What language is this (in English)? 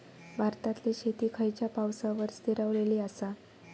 Marathi